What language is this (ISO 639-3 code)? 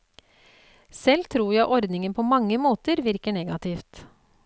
nor